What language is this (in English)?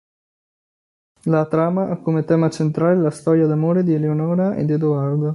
Italian